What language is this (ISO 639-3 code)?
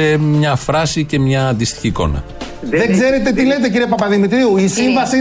ell